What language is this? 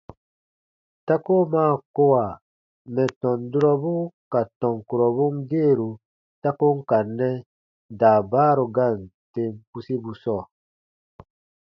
Baatonum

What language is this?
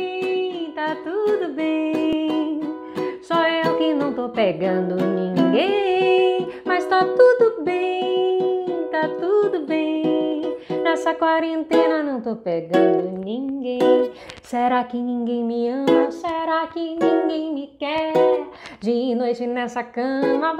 Portuguese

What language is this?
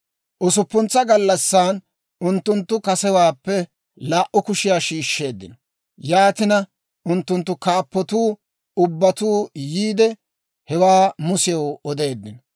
Dawro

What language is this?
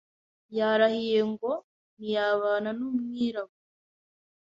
Kinyarwanda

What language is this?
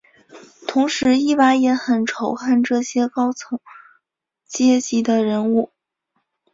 Chinese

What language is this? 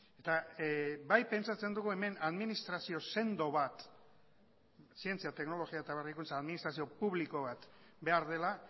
Basque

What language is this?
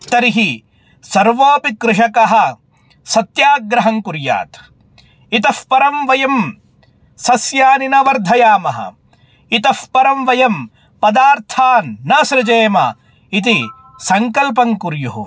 Sanskrit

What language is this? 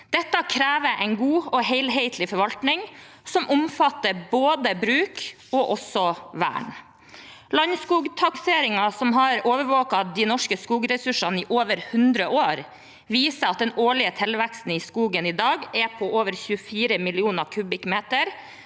Norwegian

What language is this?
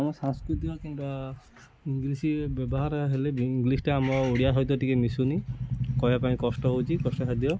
Odia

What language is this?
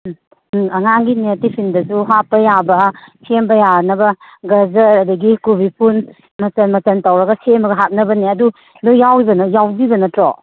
Manipuri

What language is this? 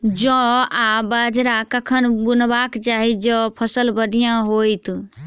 Maithili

